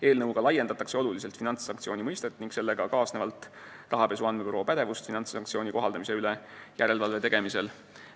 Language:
Estonian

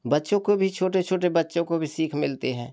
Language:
Hindi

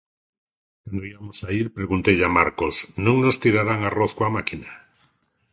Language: Galician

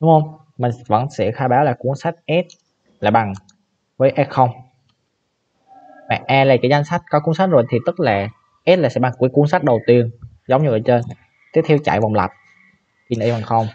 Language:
Vietnamese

